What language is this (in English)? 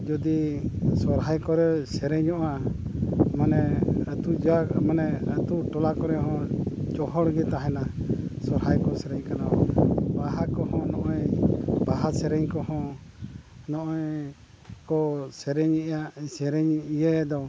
Santali